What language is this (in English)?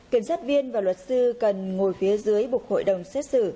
Vietnamese